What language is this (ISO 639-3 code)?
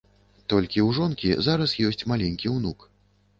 bel